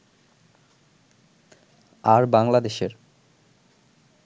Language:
Bangla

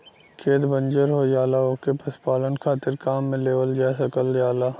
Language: Bhojpuri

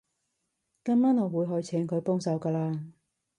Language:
Cantonese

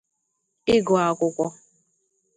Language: Igbo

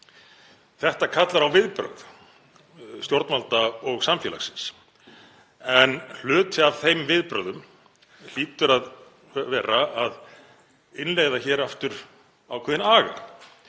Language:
Icelandic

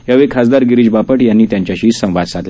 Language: Marathi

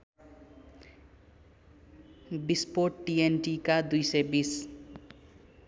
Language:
Nepali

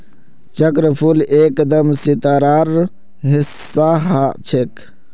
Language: Magahi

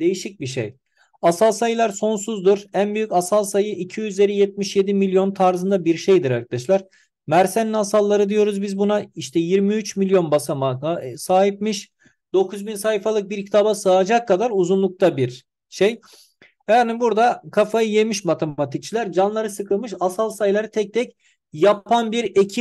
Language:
Turkish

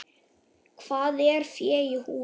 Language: Icelandic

